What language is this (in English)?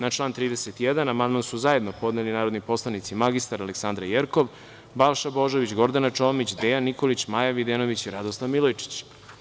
Serbian